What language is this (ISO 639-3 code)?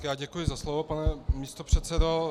ces